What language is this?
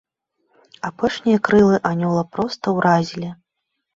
Belarusian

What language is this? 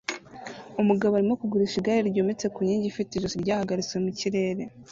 Kinyarwanda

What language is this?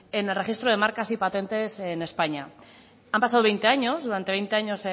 Spanish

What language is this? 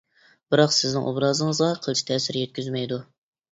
Uyghur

